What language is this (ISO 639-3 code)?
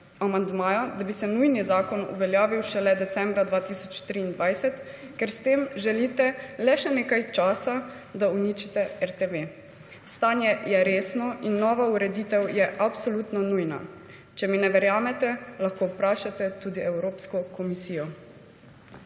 slv